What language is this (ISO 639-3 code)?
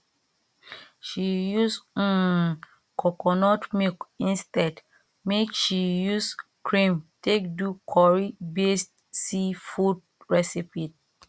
pcm